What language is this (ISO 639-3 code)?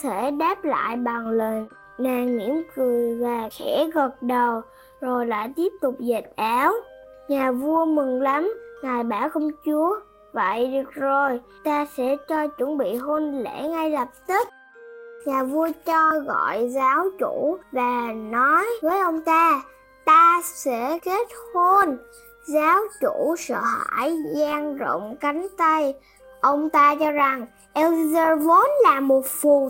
vie